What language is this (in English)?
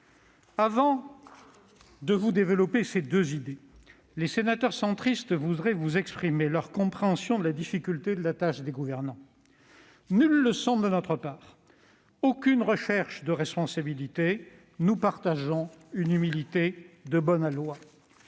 French